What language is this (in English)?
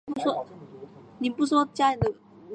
Chinese